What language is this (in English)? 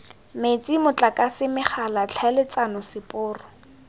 Tswana